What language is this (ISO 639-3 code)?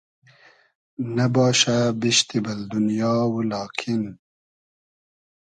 haz